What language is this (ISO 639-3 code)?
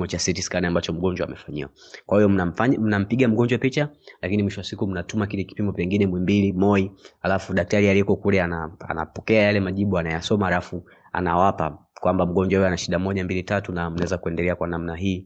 swa